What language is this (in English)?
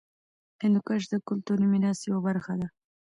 Pashto